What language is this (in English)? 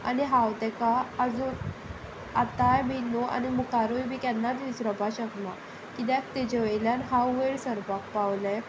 Konkani